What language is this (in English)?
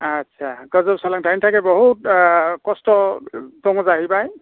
Bodo